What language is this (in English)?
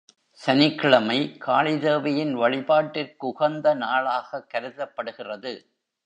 Tamil